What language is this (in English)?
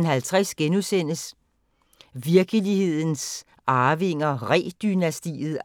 Danish